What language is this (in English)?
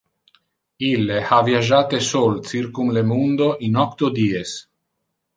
Interlingua